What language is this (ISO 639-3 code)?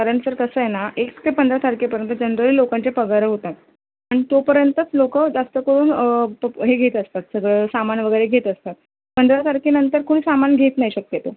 mar